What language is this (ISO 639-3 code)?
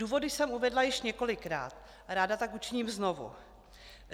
ces